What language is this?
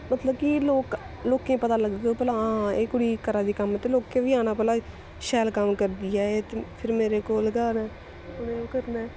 Dogri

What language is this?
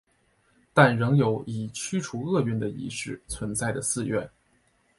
Chinese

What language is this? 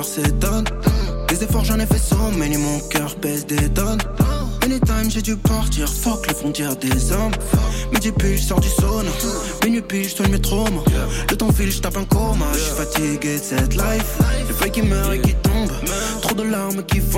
French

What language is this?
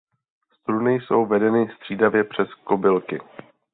Czech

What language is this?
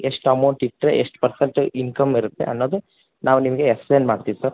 Kannada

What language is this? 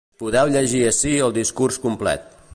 Catalan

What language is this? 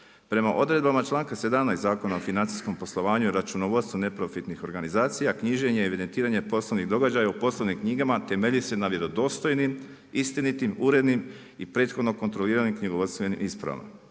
Croatian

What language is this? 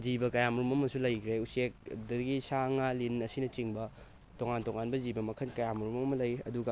Manipuri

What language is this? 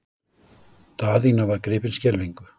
Icelandic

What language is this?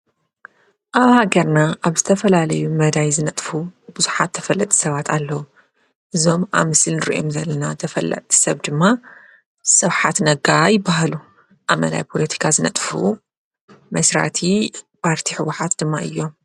Tigrinya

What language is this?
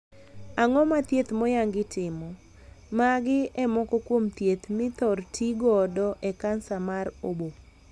Luo (Kenya and Tanzania)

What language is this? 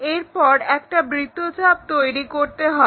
Bangla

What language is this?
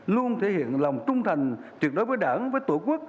Vietnamese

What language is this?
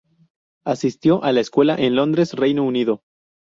Spanish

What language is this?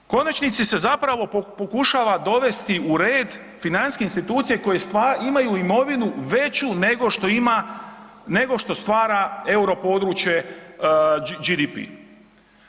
Croatian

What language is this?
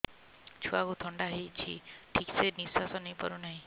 Odia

